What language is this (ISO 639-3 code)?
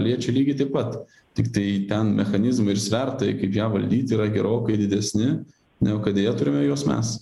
lit